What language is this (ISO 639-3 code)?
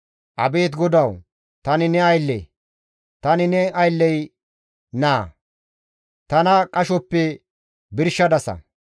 gmv